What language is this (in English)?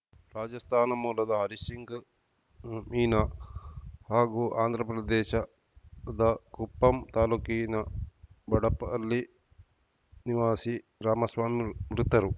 Kannada